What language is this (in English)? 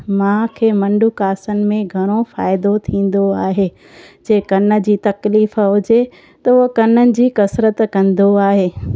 Sindhi